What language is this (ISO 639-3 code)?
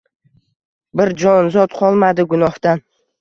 uzb